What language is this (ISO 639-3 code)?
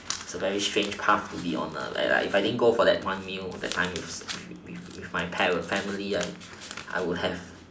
eng